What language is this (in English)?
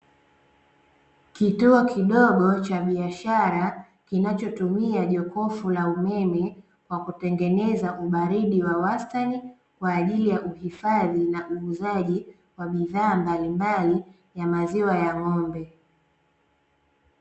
Swahili